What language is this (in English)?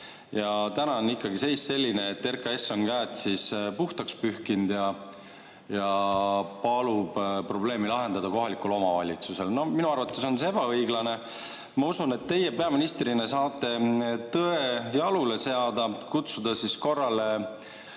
Estonian